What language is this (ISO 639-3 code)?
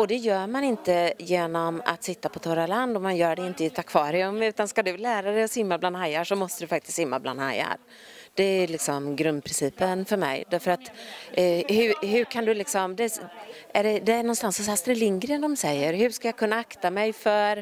swe